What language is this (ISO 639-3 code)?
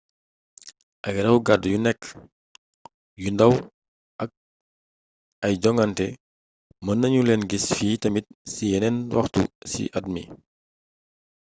wol